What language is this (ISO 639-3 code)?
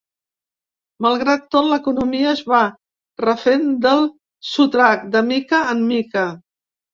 cat